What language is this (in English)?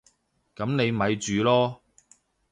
Cantonese